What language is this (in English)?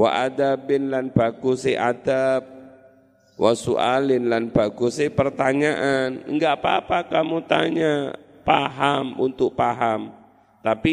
Indonesian